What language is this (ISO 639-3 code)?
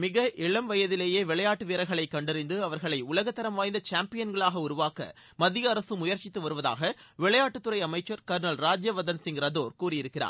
tam